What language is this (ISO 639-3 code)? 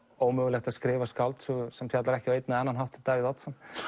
isl